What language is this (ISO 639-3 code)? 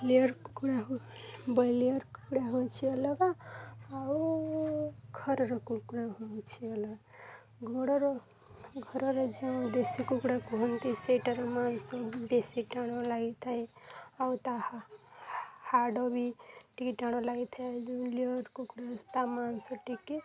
ori